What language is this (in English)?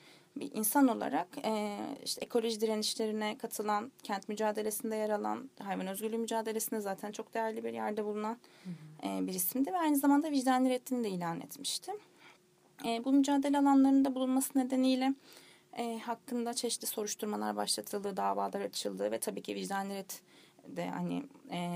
Turkish